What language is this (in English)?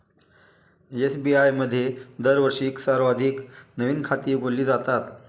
Marathi